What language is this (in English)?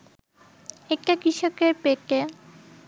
Bangla